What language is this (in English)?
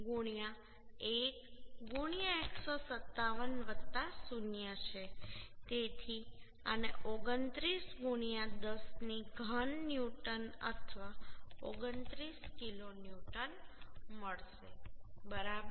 Gujarati